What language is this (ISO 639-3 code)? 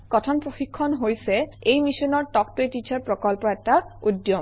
asm